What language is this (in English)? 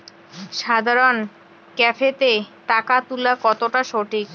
Bangla